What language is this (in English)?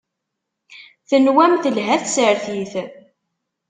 Kabyle